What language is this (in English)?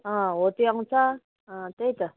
Nepali